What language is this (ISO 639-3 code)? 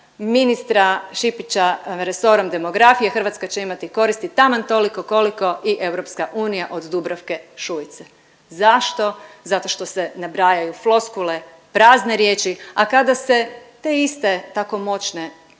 hrv